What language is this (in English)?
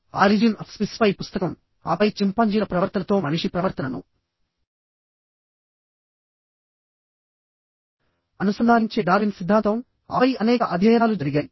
Telugu